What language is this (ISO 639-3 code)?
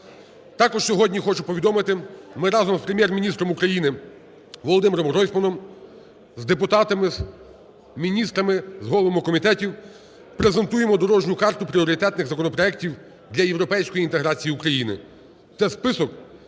ukr